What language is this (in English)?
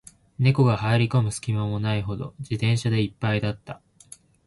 Japanese